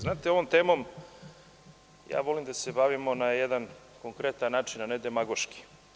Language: Serbian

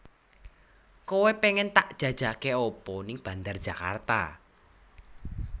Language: Javanese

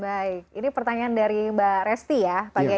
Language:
Indonesian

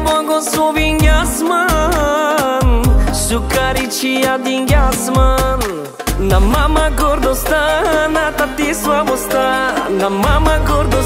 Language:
Romanian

